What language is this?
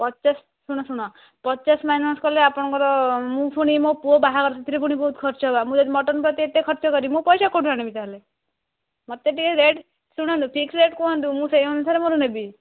Odia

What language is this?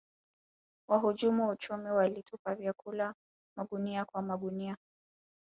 Swahili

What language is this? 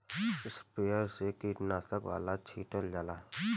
Bhojpuri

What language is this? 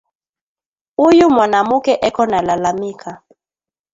Swahili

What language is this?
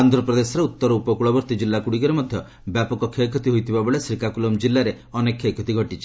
Odia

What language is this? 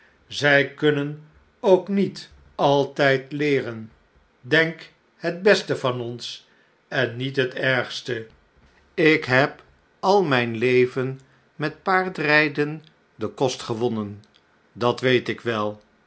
Dutch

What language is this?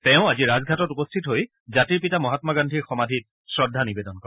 Assamese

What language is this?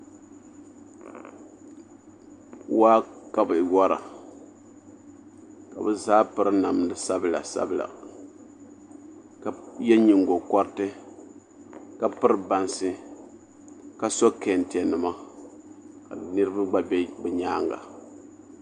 Dagbani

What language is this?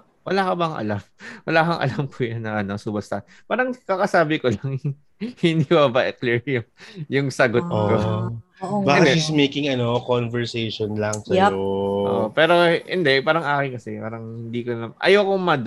Filipino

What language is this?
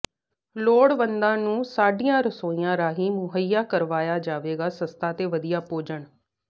Punjabi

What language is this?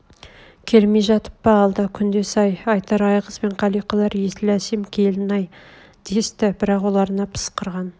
Kazakh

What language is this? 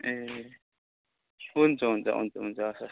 Nepali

